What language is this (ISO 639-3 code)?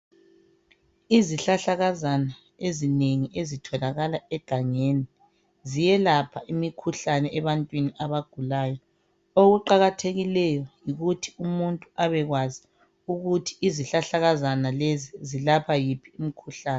nde